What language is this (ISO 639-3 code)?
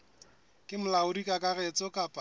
sot